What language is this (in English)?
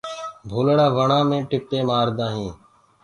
Gurgula